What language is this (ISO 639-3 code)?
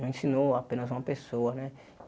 por